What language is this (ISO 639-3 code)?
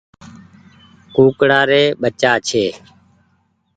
gig